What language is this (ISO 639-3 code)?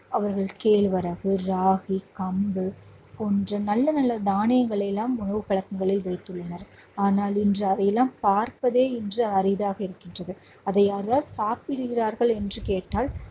tam